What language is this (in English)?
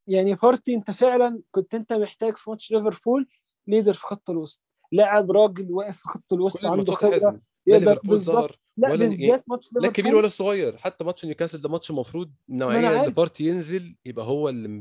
Arabic